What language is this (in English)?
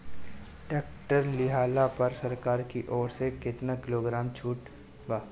Bhojpuri